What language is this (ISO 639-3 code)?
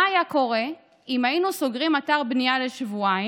heb